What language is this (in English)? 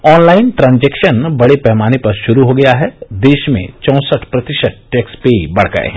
Hindi